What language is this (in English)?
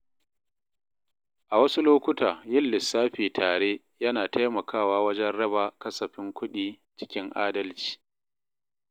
Hausa